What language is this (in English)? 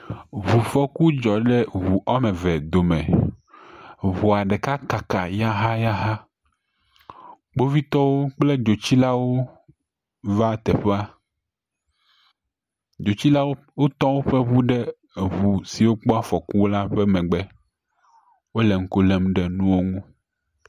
Ewe